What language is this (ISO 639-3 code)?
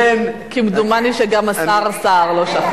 heb